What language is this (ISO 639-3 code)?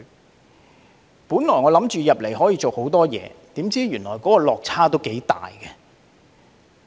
yue